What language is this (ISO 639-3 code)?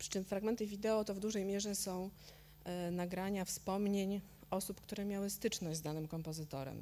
pol